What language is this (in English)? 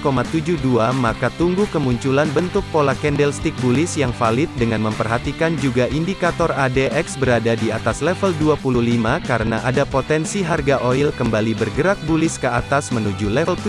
Indonesian